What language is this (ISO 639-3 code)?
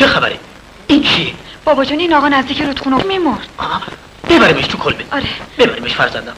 fas